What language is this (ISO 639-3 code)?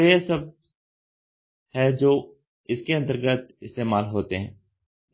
hin